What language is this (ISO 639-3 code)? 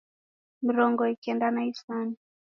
dav